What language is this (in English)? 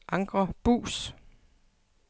Danish